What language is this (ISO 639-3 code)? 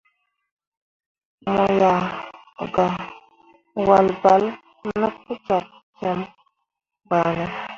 mua